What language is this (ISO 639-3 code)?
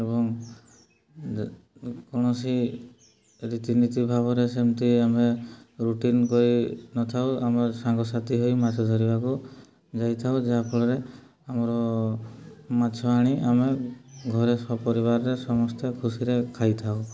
ori